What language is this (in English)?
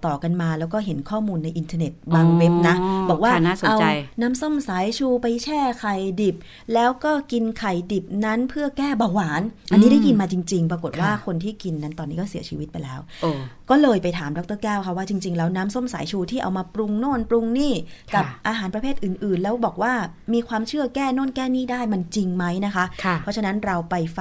Thai